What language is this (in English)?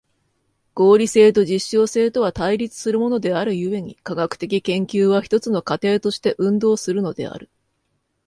Japanese